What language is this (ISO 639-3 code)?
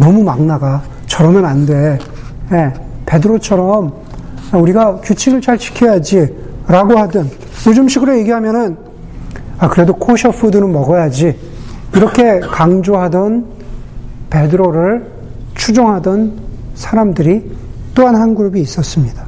kor